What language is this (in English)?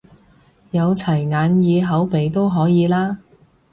Cantonese